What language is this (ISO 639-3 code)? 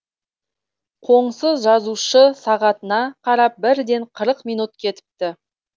kaz